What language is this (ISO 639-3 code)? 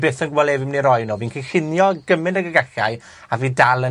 cym